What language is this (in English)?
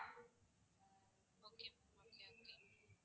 Tamil